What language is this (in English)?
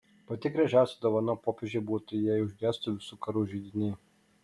Lithuanian